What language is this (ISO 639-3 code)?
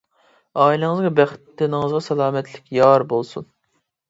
uig